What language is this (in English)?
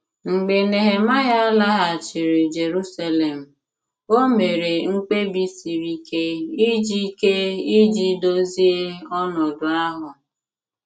Igbo